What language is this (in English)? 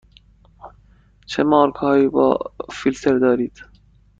Persian